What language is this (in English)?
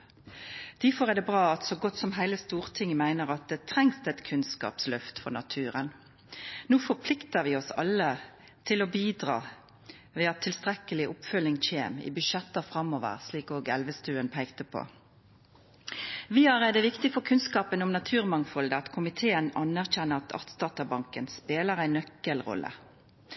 Norwegian Nynorsk